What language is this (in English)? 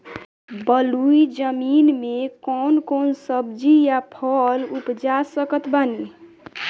Bhojpuri